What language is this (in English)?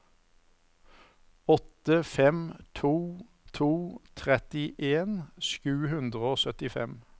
Norwegian